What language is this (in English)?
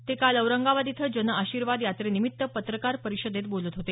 Marathi